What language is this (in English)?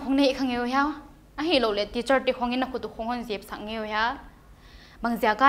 Thai